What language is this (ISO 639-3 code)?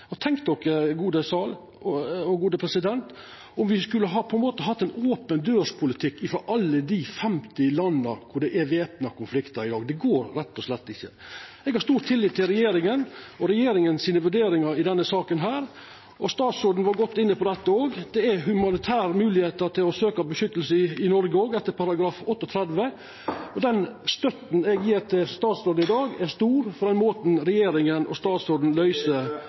nno